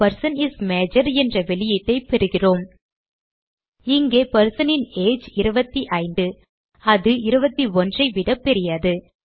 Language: Tamil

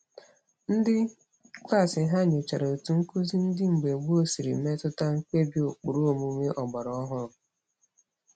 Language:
Igbo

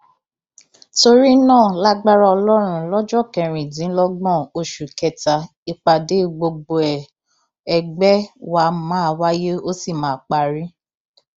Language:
Yoruba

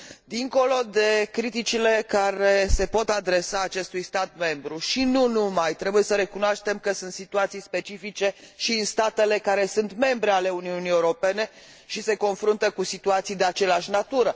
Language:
Romanian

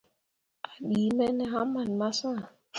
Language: Mundang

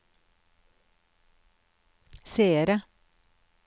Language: Norwegian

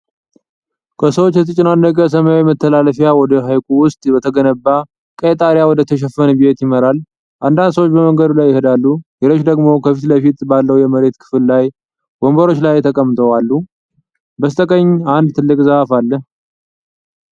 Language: Amharic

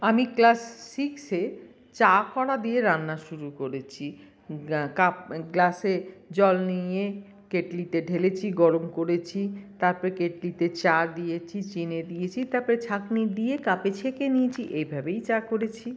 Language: Bangla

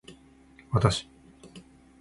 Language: Japanese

